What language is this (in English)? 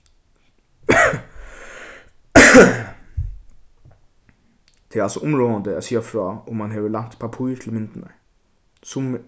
Faroese